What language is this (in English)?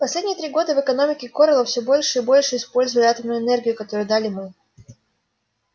Russian